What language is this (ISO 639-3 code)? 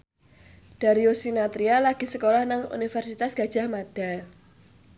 jav